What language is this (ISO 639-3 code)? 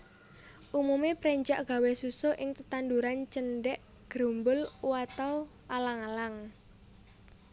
jav